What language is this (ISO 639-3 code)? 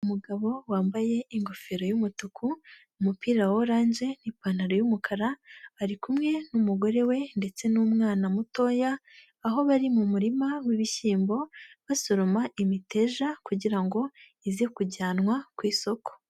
kin